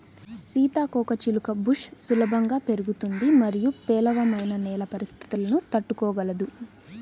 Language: Telugu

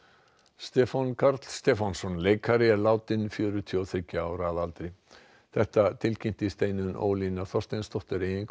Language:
Icelandic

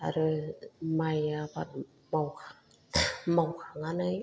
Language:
Bodo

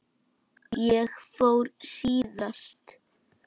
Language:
Icelandic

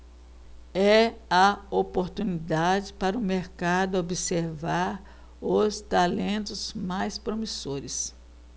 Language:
Portuguese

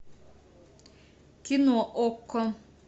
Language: Russian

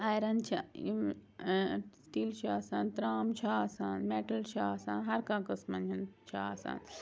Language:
Kashmiri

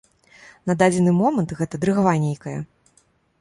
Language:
Belarusian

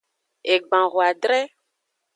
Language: Aja (Benin)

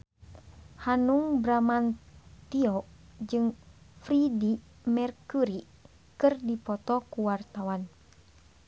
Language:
Sundanese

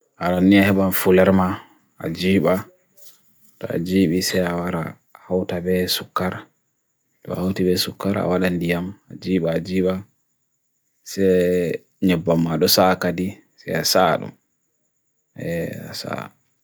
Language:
Bagirmi Fulfulde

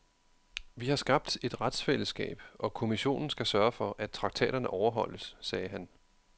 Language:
Danish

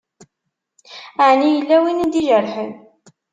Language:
Kabyle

